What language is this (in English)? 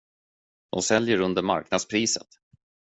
Swedish